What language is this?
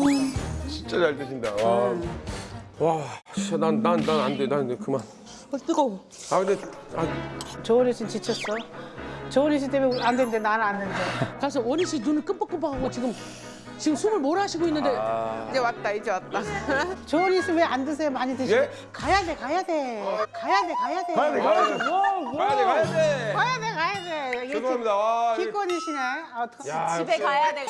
Korean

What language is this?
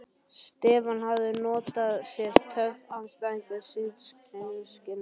Icelandic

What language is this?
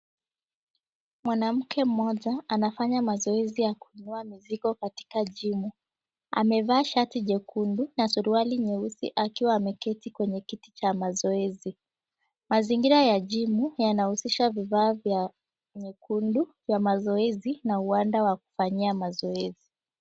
Swahili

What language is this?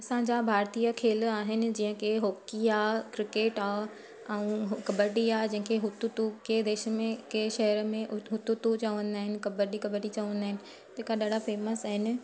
Sindhi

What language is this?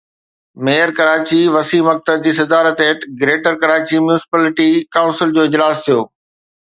Sindhi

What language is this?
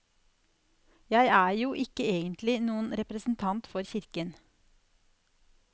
Norwegian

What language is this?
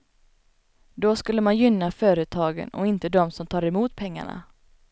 Swedish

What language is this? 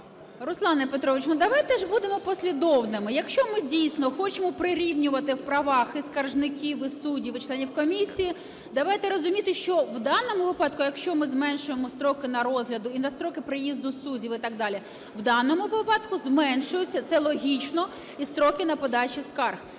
Ukrainian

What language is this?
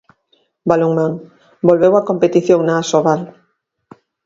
Galician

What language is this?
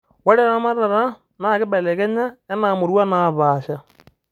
Masai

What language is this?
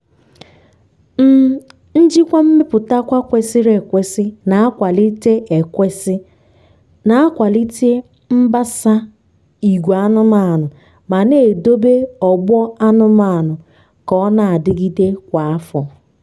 Igbo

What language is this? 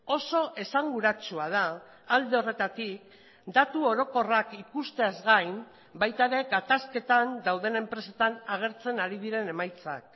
Basque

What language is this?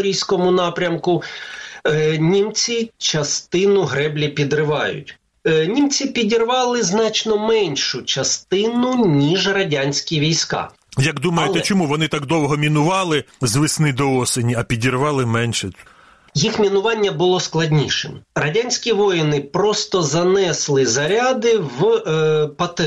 Ukrainian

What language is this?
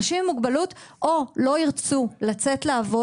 Hebrew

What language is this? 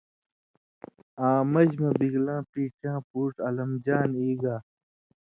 Indus Kohistani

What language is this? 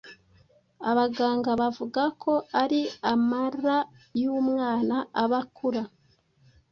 Kinyarwanda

